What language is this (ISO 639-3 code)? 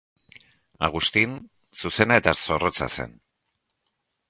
eus